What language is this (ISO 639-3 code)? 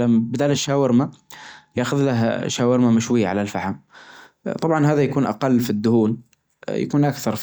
ars